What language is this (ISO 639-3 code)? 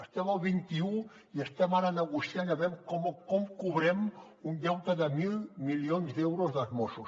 cat